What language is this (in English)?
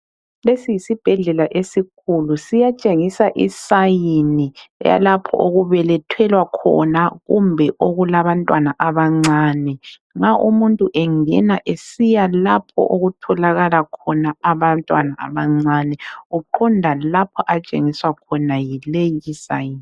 North Ndebele